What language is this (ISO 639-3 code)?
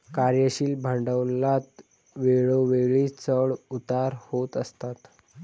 mar